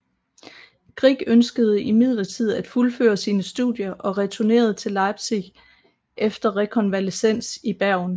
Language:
Danish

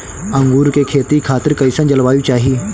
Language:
Bhojpuri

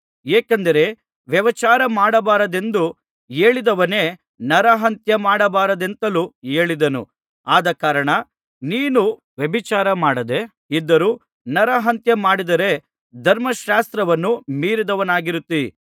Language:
Kannada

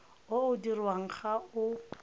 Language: Tswana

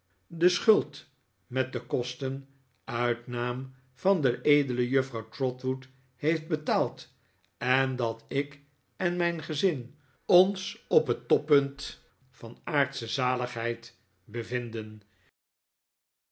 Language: Dutch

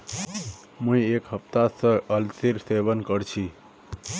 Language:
Magahi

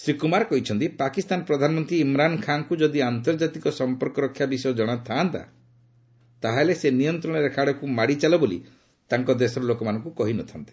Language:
Odia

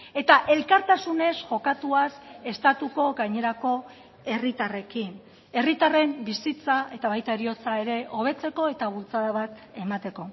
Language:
Basque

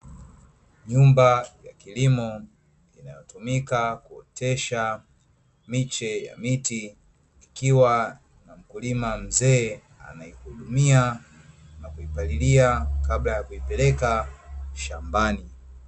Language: Swahili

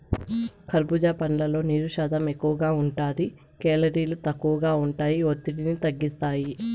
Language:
Telugu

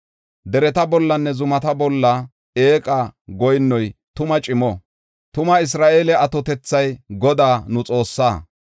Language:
Gofa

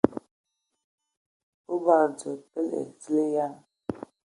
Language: Ewondo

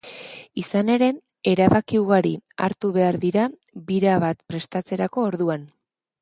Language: Basque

